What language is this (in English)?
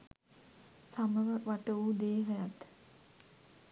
Sinhala